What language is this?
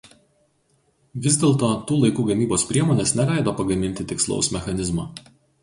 Lithuanian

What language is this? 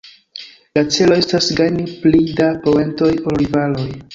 Esperanto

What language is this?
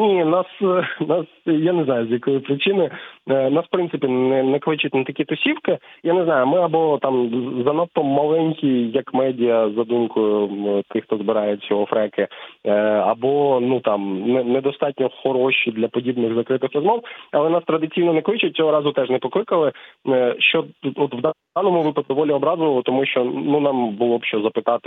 Ukrainian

